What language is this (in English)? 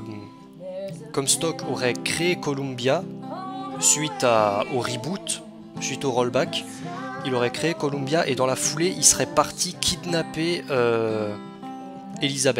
French